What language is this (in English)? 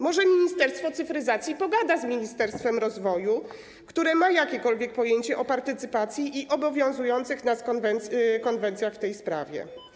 Polish